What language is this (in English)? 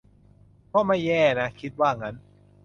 Thai